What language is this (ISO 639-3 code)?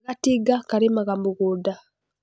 kik